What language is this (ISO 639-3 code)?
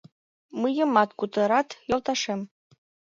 chm